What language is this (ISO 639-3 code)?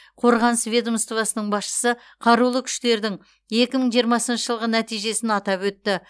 kaz